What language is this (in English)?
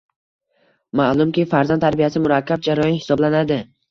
Uzbek